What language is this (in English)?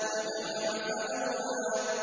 Arabic